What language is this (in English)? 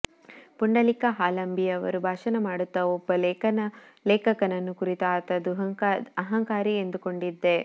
Kannada